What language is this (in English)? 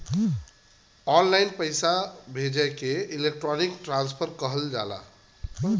Bhojpuri